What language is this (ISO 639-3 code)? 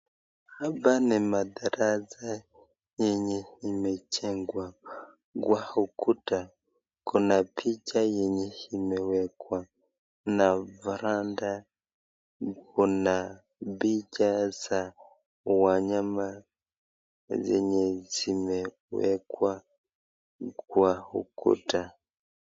swa